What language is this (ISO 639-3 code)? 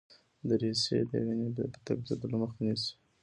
pus